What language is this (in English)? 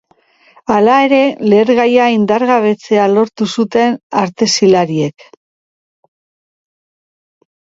Basque